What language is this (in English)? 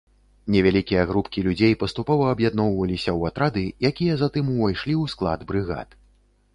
Belarusian